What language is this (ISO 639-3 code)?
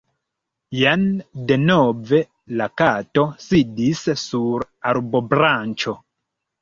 epo